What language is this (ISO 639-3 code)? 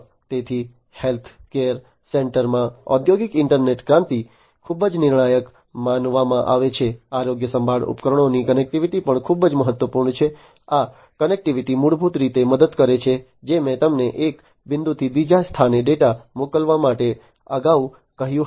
guj